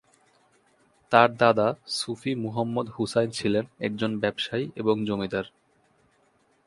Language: Bangla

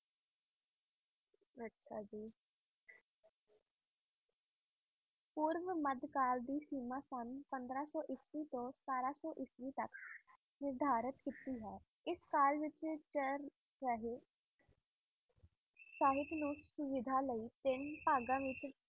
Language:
Punjabi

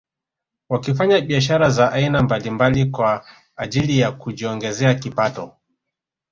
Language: Swahili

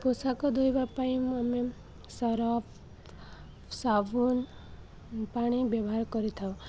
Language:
Odia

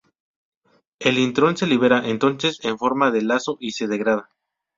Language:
Spanish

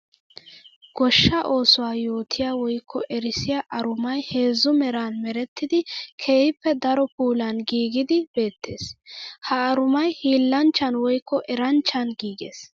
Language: Wolaytta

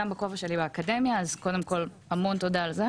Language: Hebrew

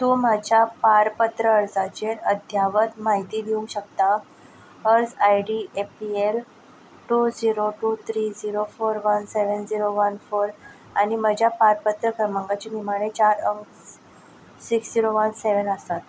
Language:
Konkani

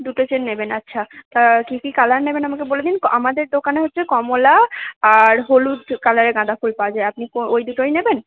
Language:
Bangla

